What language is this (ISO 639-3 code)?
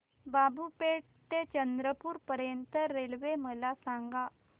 mar